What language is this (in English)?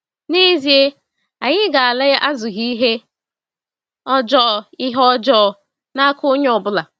Igbo